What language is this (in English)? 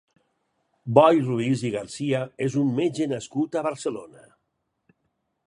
Catalan